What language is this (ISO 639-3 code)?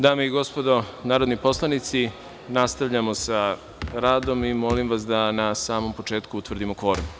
srp